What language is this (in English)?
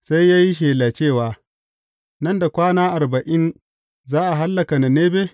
Hausa